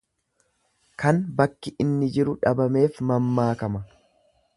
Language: Oromo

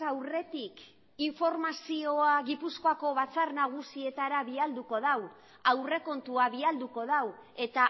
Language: Basque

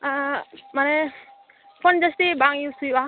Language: Santali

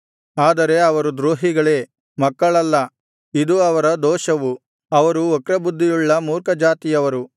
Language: Kannada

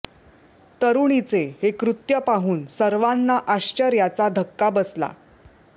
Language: Marathi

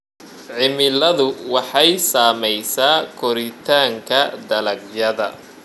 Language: Somali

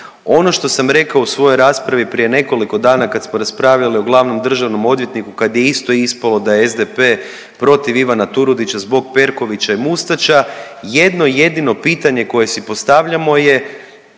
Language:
Croatian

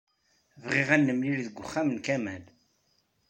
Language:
Kabyle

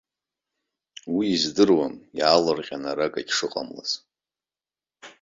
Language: Abkhazian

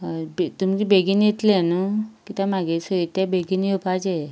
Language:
Konkani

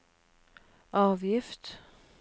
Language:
Norwegian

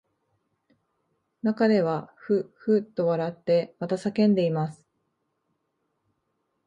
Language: Japanese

